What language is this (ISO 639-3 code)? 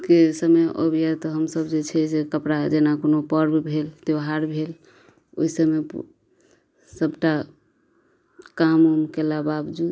mai